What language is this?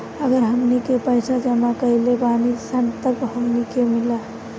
Bhojpuri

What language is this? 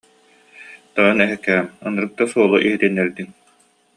Yakut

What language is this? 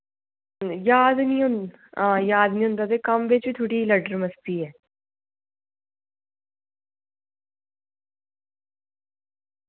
Dogri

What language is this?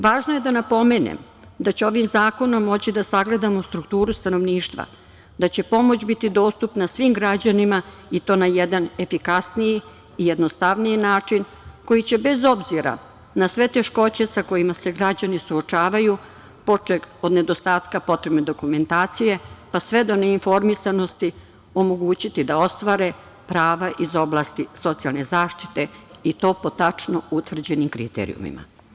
Serbian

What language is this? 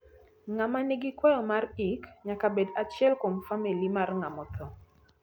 Luo (Kenya and Tanzania)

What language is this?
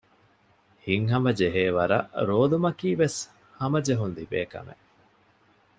Divehi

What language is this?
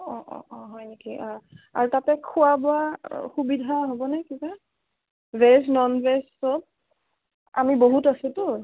Assamese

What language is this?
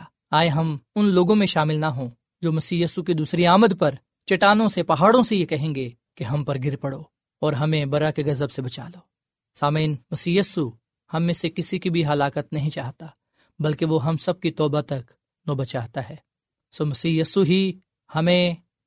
Urdu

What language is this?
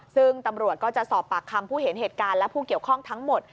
Thai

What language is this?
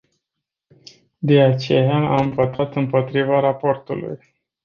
Romanian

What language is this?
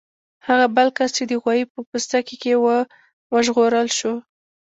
Pashto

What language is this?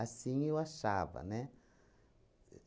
Portuguese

